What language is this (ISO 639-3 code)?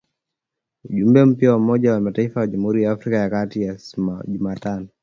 swa